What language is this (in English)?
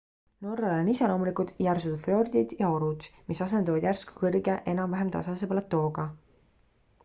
Estonian